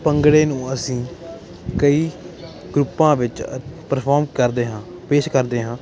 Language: Punjabi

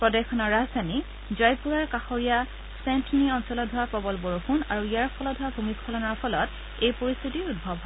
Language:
Assamese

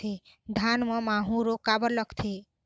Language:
Chhattisgarhi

